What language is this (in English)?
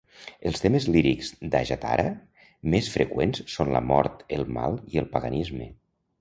Catalan